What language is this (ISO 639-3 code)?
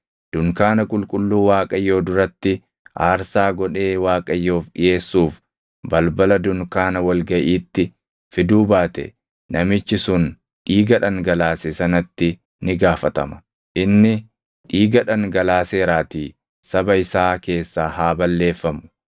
orm